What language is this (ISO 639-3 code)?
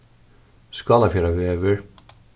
fao